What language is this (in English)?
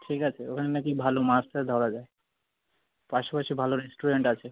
Bangla